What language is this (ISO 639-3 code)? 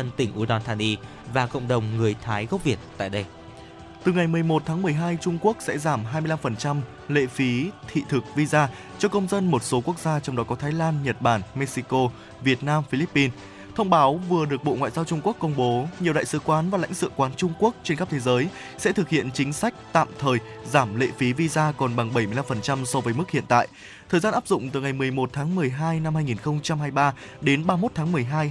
vie